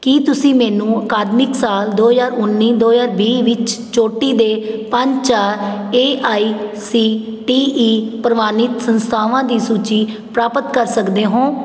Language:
Punjabi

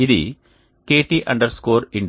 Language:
Telugu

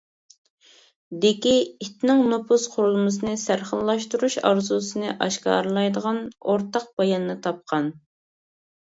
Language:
Uyghur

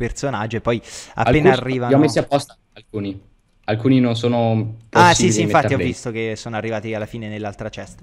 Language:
Italian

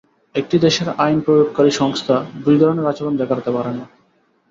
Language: Bangla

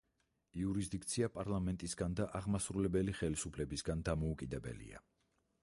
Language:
Georgian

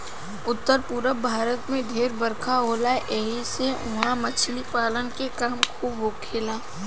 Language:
Bhojpuri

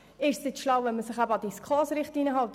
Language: Swiss German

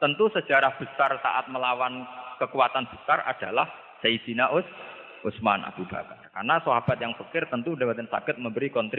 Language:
Malay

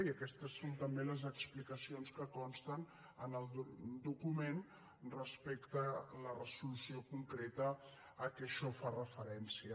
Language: Catalan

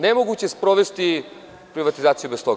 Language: Serbian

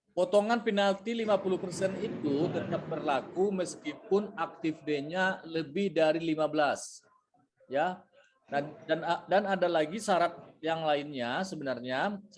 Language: Indonesian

